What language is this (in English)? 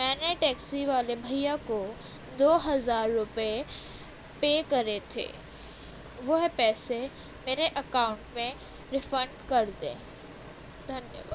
Urdu